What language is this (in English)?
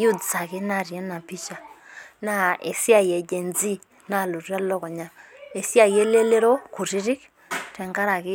Masai